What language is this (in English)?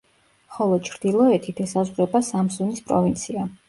Georgian